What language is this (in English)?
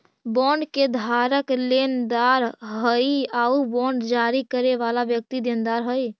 Magahi